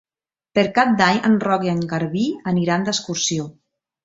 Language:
Catalan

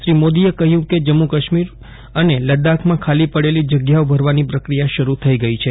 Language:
Gujarati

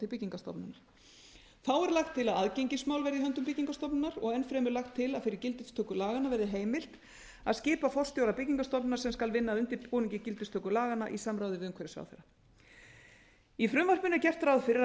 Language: Icelandic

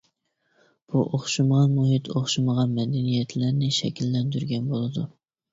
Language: Uyghur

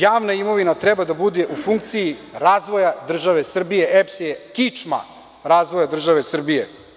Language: Serbian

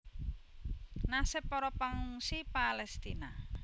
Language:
Javanese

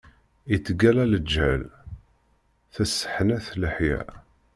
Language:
Kabyle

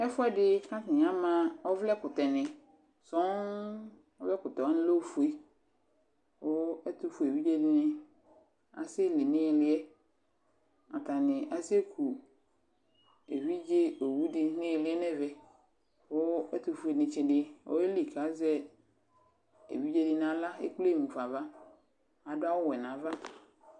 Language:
Ikposo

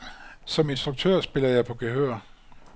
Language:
Danish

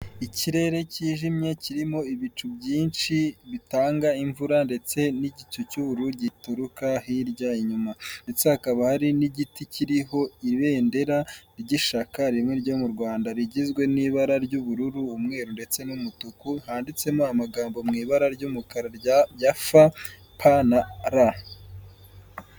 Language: Kinyarwanda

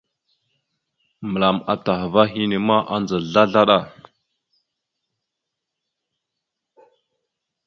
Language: Mada (Cameroon)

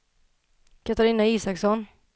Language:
Swedish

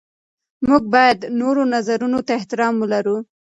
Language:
Pashto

